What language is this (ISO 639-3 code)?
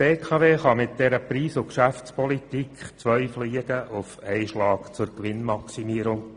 gsw